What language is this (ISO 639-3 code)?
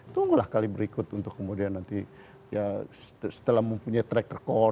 ind